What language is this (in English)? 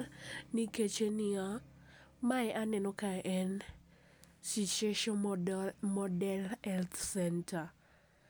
Luo (Kenya and Tanzania)